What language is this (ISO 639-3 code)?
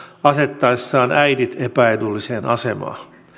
fin